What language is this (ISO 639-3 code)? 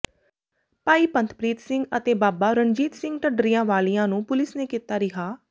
pan